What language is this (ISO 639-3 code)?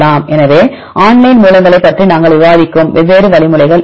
tam